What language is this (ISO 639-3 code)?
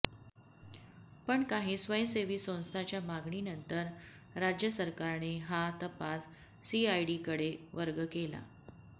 mar